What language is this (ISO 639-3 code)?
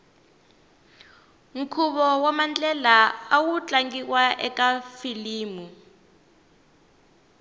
tso